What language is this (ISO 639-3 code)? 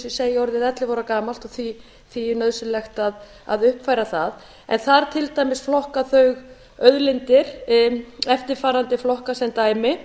isl